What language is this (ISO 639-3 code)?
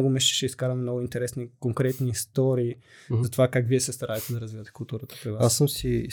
bul